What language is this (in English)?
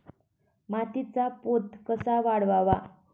Marathi